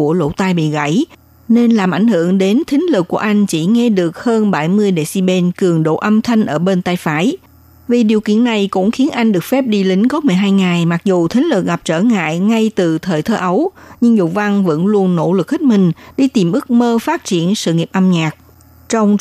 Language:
Vietnamese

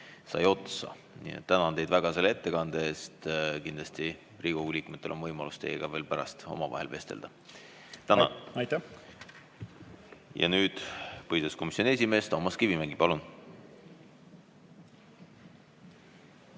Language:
Estonian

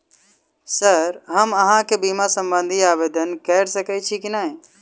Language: Maithili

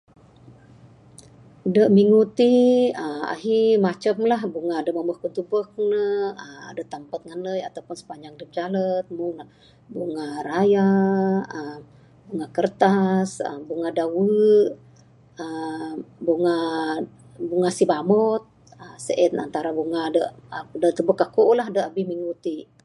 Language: Bukar-Sadung Bidayuh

